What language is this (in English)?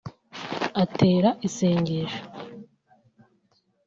Kinyarwanda